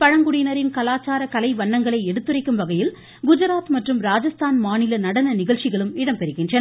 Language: Tamil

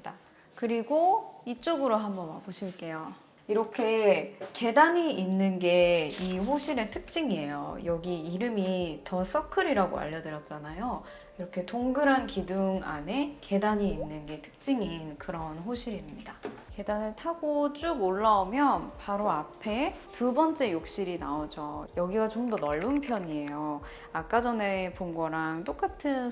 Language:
Korean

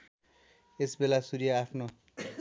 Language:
Nepali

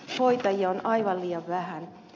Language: Finnish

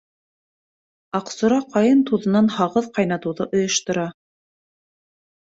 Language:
Bashkir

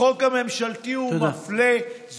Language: Hebrew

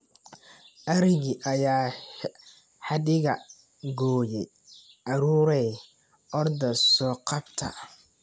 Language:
Somali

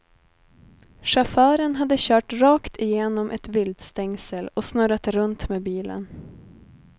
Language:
Swedish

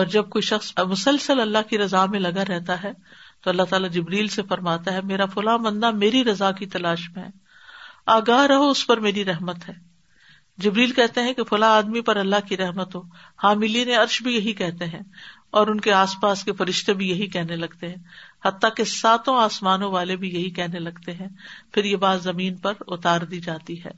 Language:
Urdu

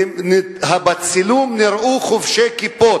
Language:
Hebrew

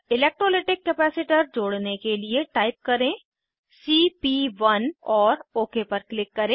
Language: Hindi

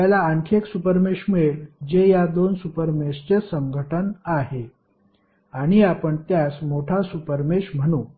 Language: Marathi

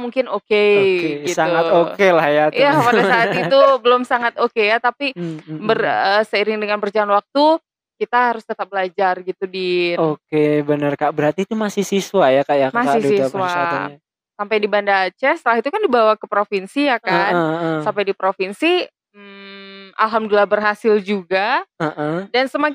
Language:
Indonesian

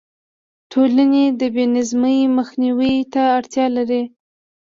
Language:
Pashto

